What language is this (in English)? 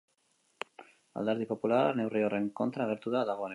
Basque